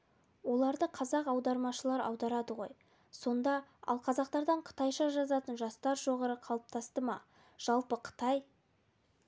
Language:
Kazakh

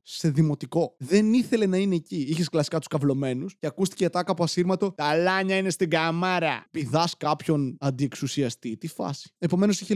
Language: Greek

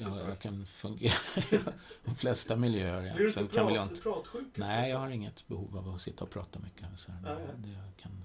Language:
Swedish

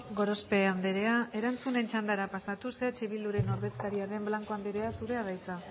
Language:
Basque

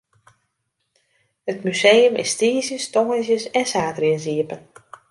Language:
Western Frisian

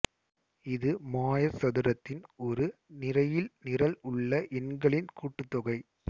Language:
Tamil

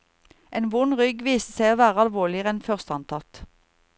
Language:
Norwegian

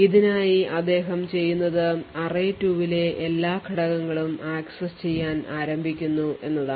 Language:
Malayalam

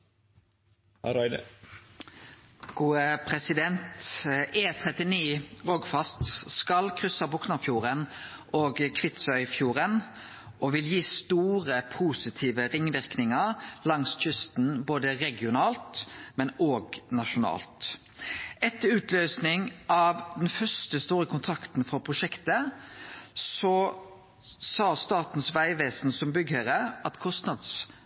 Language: Norwegian Nynorsk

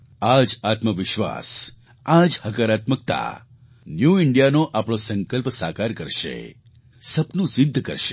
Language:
Gujarati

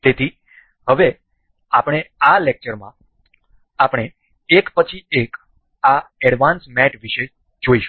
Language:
Gujarati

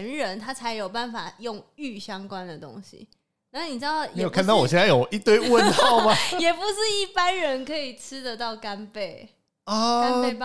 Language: Chinese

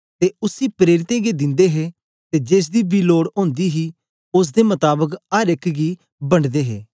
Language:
Dogri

